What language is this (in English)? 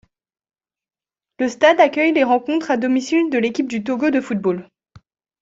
French